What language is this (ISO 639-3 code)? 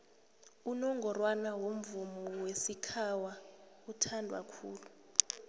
nbl